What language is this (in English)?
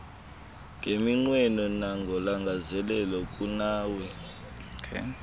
Xhosa